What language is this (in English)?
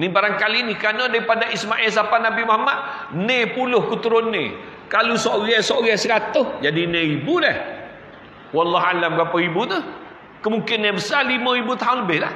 Malay